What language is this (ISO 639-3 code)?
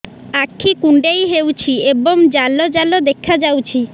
ori